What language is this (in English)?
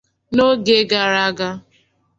Igbo